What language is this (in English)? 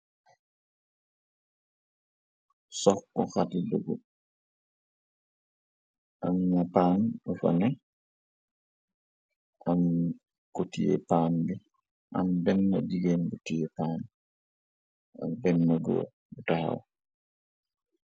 Wolof